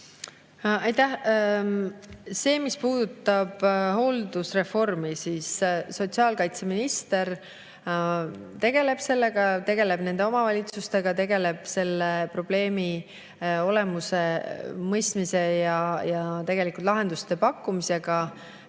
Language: Estonian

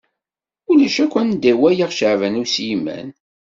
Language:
Kabyle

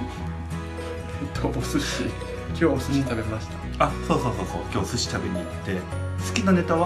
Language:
Japanese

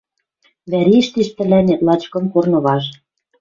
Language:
Western Mari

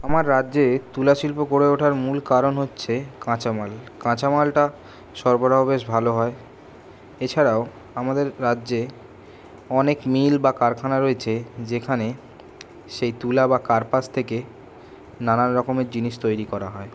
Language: Bangla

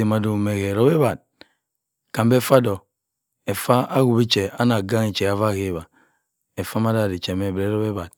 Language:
Cross River Mbembe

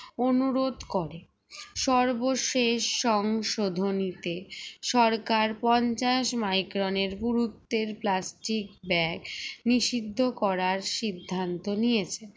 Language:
Bangla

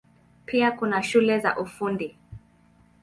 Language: Swahili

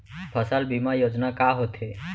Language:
Chhattisgarhi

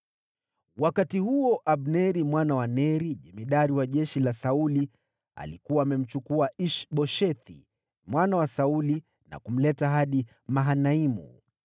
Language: Swahili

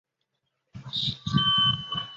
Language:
Chinese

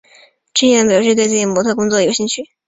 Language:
Chinese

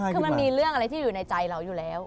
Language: Thai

